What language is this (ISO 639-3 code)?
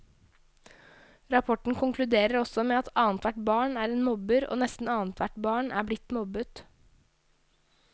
nor